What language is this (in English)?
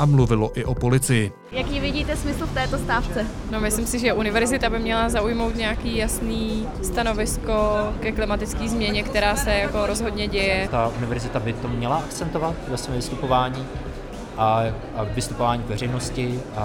Czech